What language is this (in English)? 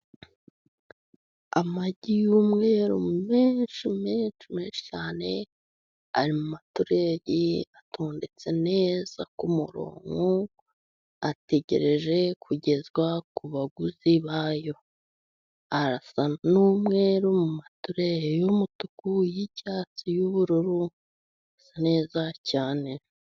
Kinyarwanda